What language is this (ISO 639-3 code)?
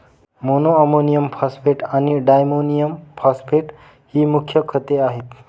mar